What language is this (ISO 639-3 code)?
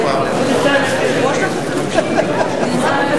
heb